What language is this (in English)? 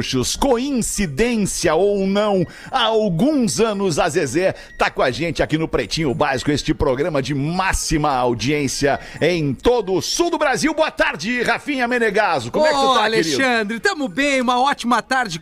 Portuguese